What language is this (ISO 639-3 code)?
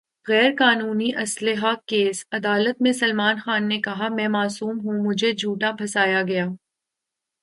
urd